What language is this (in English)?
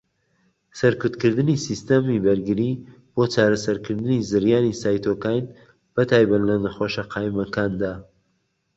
Central Kurdish